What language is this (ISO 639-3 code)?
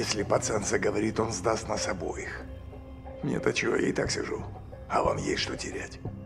rus